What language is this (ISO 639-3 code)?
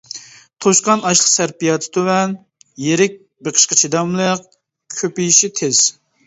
uig